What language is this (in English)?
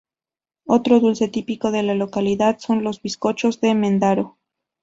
Spanish